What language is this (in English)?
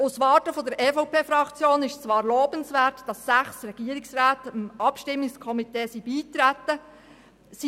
Swiss German